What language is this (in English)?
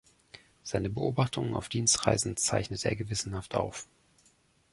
German